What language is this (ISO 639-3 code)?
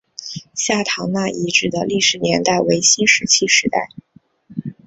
zho